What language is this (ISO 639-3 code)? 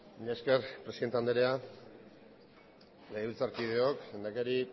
eus